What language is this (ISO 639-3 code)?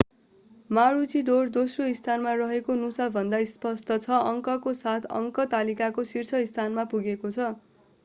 nep